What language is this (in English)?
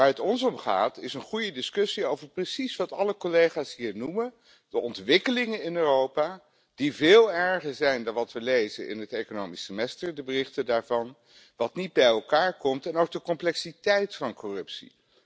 Dutch